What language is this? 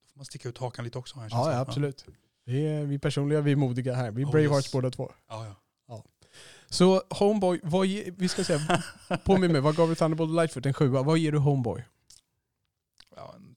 Swedish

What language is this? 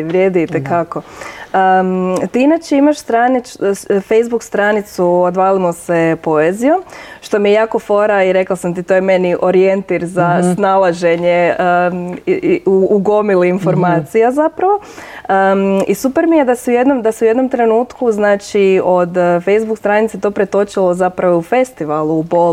Croatian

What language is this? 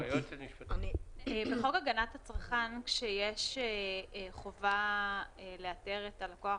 Hebrew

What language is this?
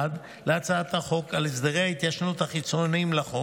Hebrew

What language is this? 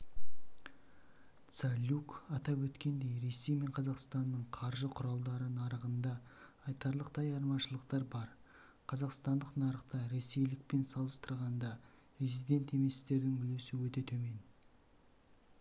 Kazakh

